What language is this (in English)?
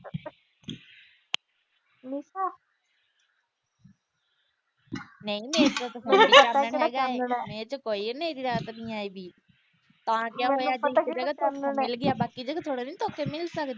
Punjabi